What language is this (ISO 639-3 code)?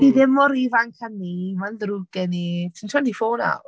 cym